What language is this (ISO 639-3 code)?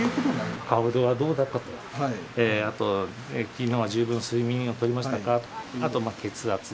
jpn